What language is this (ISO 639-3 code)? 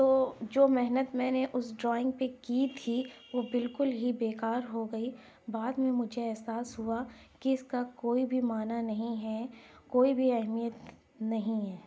urd